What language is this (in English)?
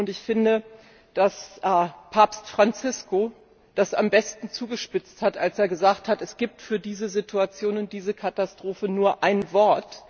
German